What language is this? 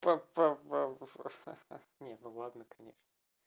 Russian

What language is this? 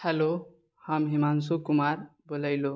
Maithili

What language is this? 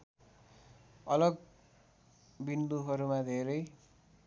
Nepali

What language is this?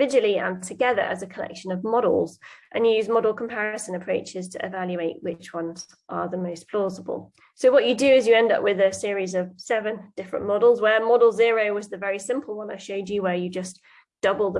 English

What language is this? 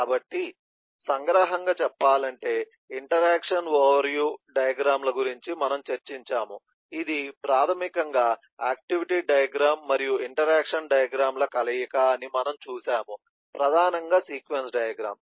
Telugu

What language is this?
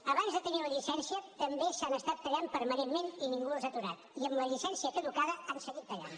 Catalan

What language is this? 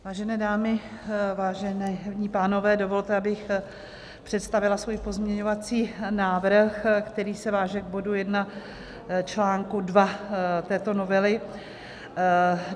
Czech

